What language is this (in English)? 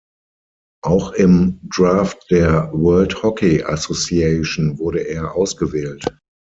German